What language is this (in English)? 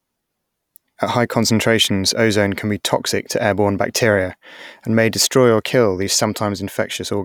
English